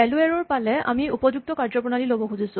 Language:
Assamese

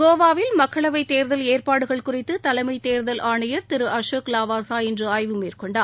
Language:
Tamil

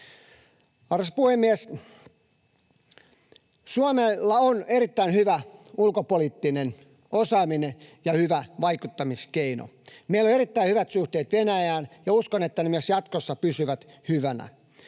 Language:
Finnish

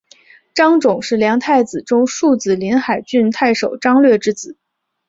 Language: Chinese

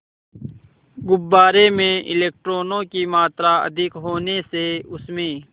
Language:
Hindi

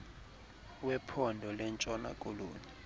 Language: Xhosa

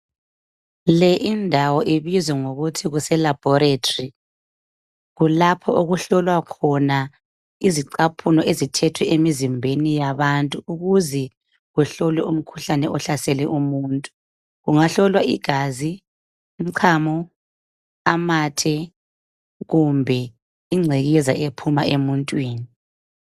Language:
North Ndebele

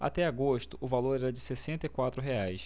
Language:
Portuguese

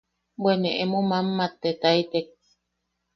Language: Yaqui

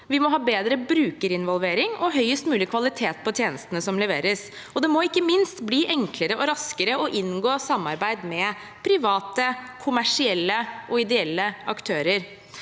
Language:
Norwegian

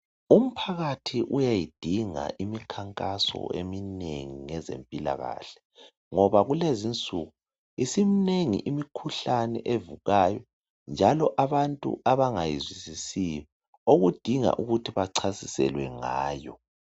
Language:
North Ndebele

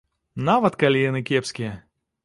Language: Belarusian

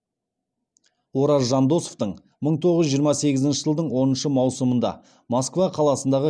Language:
Kazakh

